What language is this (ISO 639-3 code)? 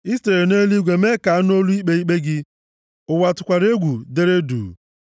ibo